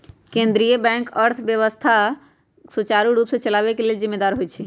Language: Magahi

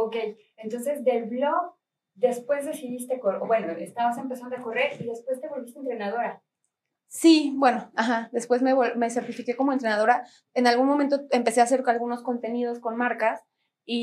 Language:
Spanish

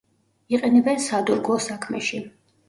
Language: Georgian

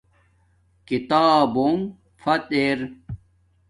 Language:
Domaaki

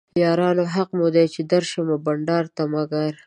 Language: Pashto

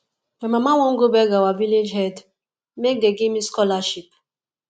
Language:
Nigerian Pidgin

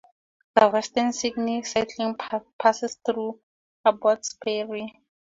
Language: English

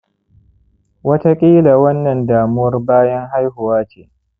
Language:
Hausa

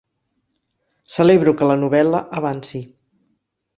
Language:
Catalan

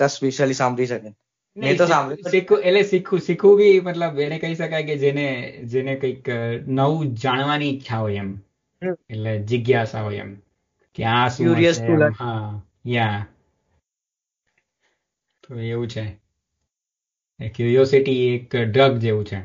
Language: Gujarati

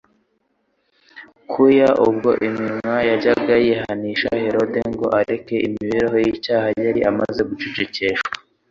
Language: Kinyarwanda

